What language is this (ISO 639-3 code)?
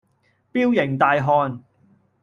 yue